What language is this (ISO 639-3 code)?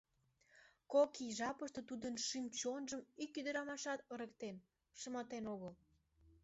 chm